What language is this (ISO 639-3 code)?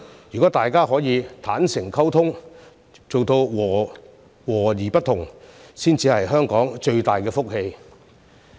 yue